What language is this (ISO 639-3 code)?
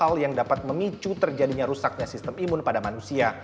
ind